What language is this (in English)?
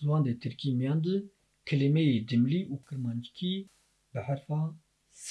Turkish